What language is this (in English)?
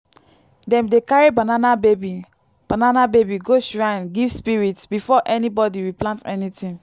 Nigerian Pidgin